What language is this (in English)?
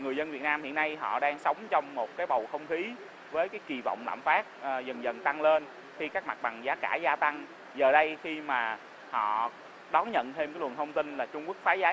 Vietnamese